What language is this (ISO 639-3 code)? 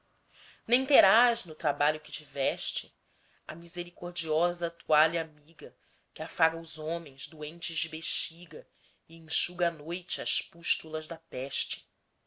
por